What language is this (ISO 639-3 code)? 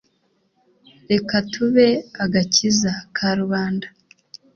kin